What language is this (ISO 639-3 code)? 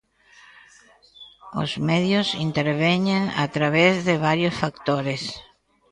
glg